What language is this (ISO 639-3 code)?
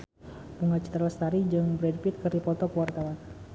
sun